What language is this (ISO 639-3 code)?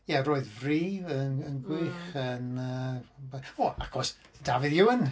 cym